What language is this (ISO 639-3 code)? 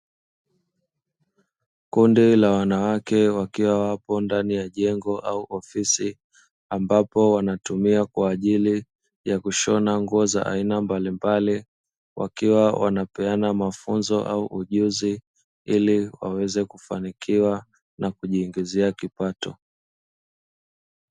swa